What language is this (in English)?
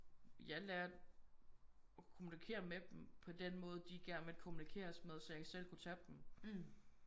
Danish